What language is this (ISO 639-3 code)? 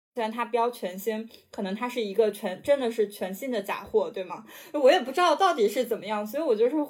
zho